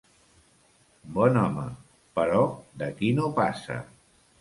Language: Catalan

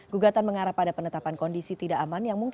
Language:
Indonesian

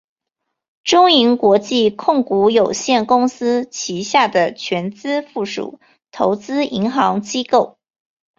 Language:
Chinese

